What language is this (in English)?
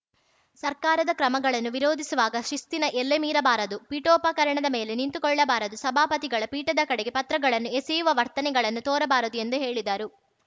Kannada